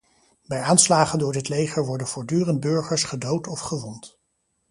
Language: Dutch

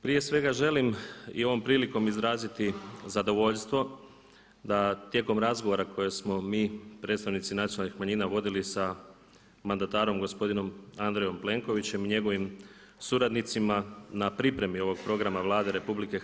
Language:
Croatian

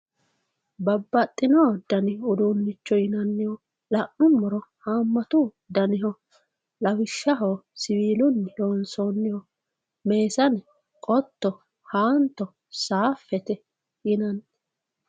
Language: Sidamo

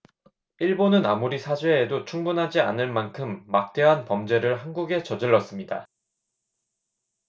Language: Korean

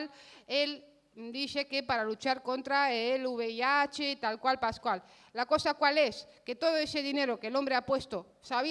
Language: Spanish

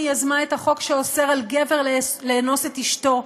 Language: Hebrew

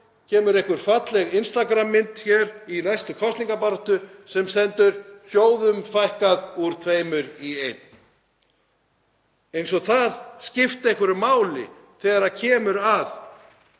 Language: Icelandic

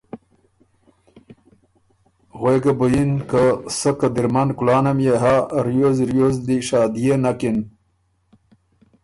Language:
Ormuri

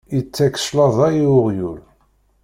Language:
Kabyle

